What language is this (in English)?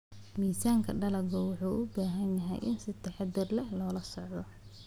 Somali